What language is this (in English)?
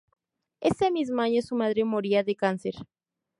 Spanish